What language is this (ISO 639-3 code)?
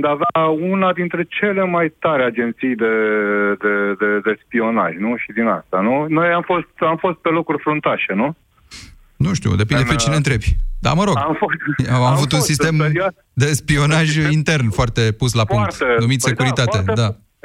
ron